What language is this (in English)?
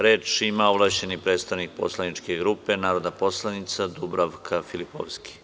Serbian